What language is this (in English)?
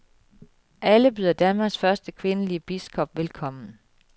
Danish